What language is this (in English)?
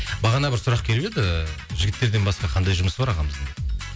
Kazakh